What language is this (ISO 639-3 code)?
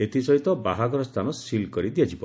ori